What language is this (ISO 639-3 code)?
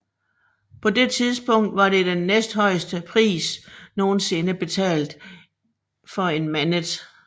dan